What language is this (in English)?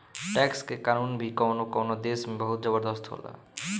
Bhojpuri